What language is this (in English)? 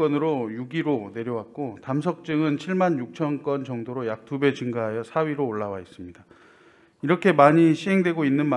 Korean